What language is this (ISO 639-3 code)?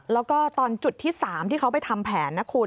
tha